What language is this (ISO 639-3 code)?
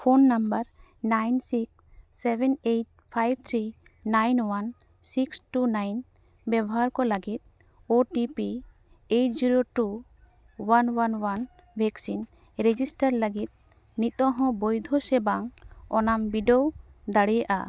sat